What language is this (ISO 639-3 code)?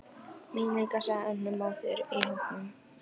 isl